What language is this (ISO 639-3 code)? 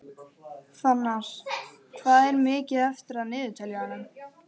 isl